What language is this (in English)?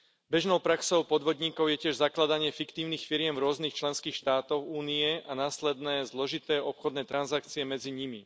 Slovak